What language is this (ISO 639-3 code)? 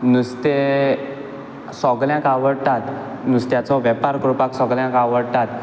kok